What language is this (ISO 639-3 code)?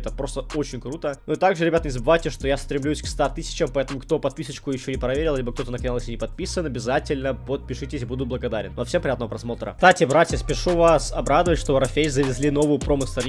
rus